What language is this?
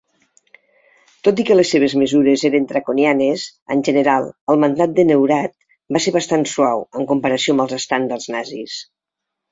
Catalan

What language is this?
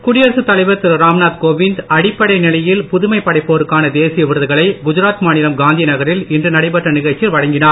Tamil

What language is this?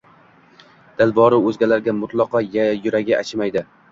Uzbek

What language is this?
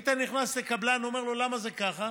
Hebrew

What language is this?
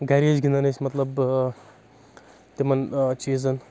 Kashmiri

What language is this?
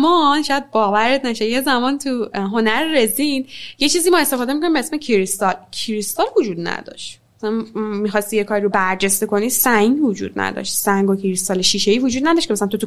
Persian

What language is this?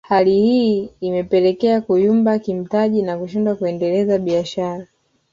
Swahili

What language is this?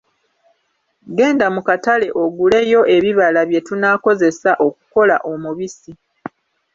Ganda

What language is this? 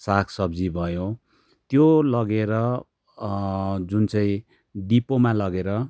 Nepali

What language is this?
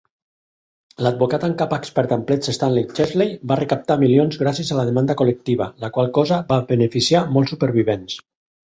Catalan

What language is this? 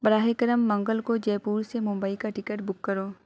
Urdu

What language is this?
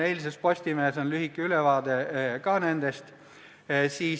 Estonian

